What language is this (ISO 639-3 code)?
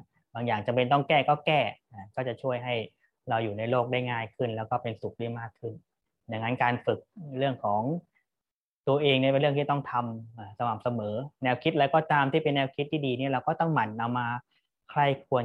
tha